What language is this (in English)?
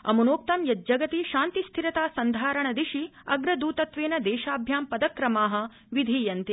Sanskrit